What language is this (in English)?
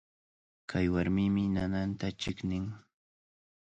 Cajatambo North Lima Quechua